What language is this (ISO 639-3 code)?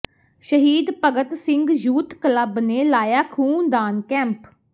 pan